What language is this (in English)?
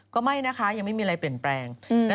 Thai